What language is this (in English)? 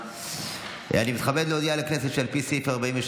Hebrew